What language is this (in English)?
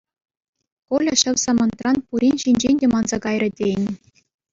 Chuvash